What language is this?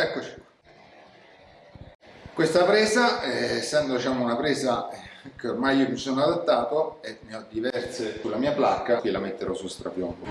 Italian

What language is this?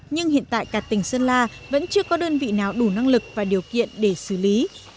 Vietnamese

